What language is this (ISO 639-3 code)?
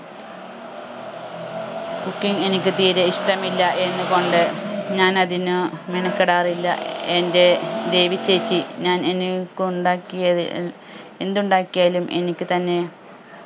mal